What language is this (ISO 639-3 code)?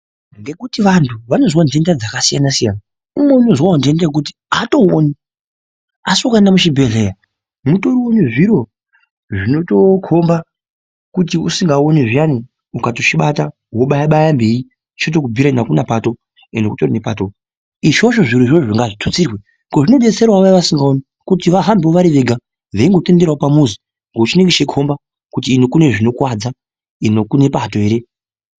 ndc